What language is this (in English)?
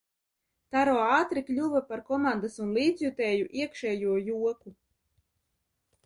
Latvian